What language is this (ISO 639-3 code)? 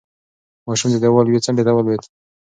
pus